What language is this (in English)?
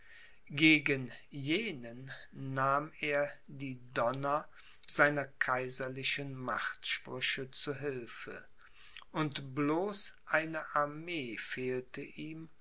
German